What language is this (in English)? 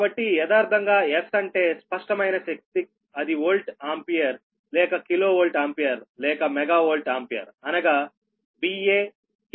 Telugu